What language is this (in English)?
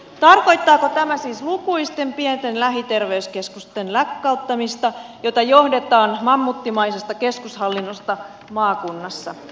Finnish